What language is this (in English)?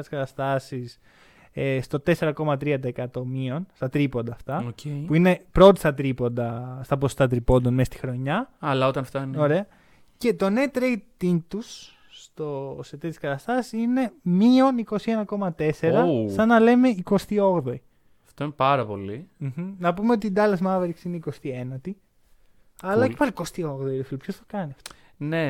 Greek